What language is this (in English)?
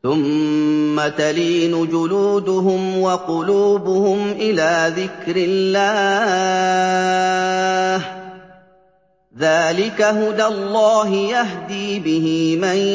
Arabic